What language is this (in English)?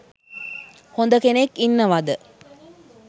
Sinhala